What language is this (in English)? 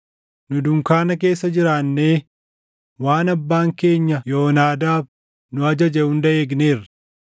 Oromo